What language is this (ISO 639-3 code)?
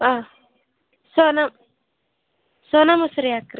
kan